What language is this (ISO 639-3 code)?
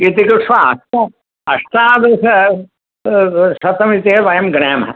san